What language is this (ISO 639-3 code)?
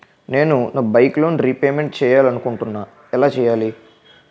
tel